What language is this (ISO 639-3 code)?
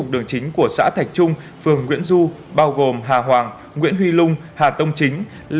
vie